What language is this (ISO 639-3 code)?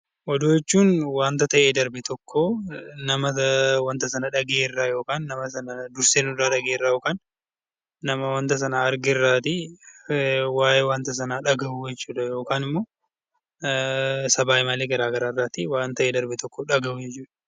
orm